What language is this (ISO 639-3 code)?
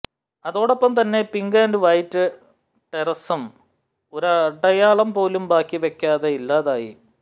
mal